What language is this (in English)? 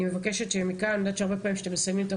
Hebrew